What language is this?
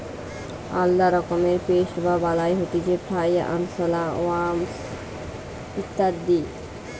Bangla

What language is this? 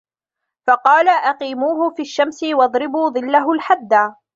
Arabic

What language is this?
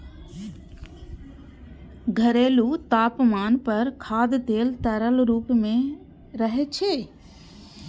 Maithili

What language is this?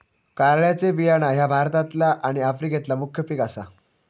Marathi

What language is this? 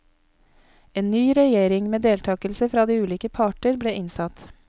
Norwegian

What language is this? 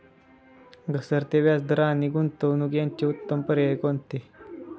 Marathi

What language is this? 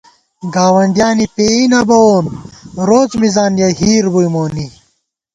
Gawar-Bati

